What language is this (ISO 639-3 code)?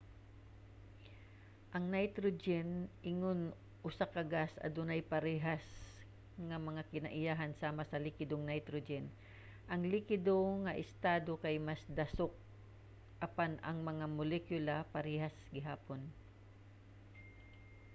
ceb